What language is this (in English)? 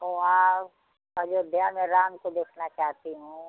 Hindi